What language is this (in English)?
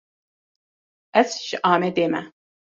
Kurdish